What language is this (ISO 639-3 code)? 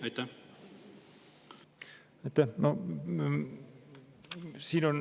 est